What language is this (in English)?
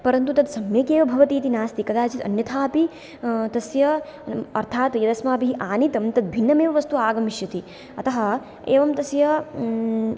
Sanskrit